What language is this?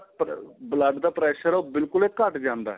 Punjabi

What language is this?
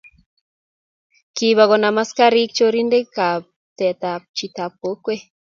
Kalenjin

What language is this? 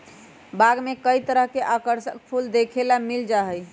Magahi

